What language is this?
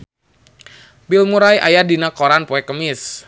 Sundanese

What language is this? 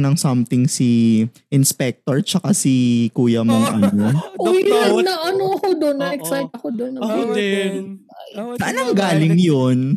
Filipino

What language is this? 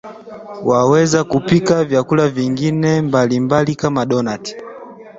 Swahili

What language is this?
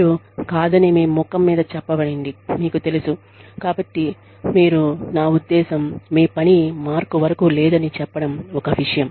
Telugu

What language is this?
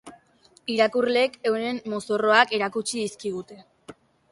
Basque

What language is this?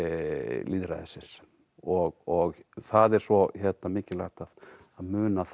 Icelandic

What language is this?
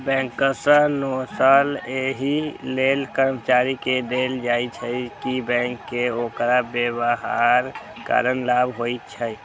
Maithili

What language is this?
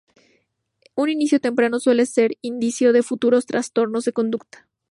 Spanish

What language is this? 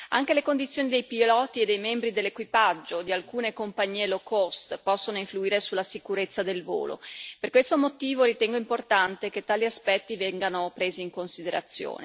Italian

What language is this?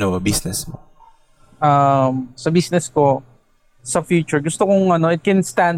Filipino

